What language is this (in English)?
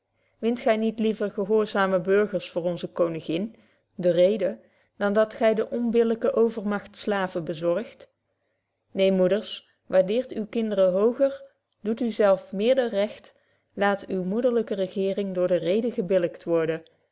Dutch